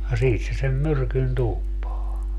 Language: Finnish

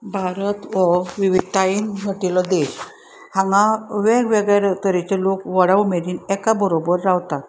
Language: Konkani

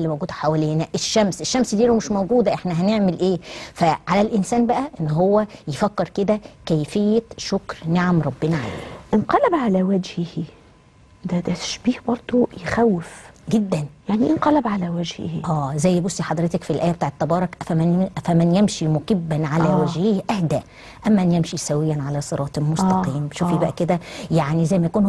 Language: Arabic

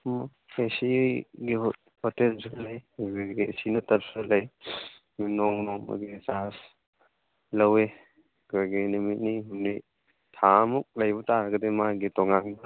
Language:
Manipuri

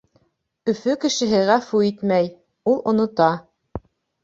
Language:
Bashkir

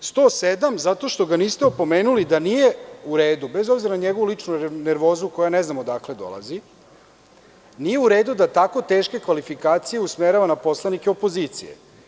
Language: Serbian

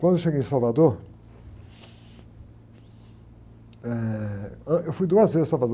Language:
Portuguese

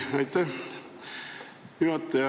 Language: Estonian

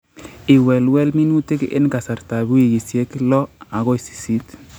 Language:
Kalenjin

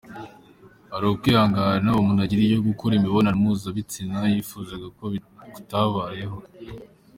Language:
Kinyarwanda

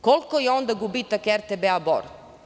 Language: Serbian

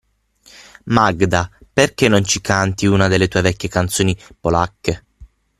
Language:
Italian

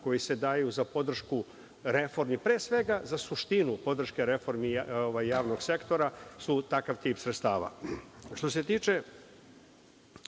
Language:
Serbian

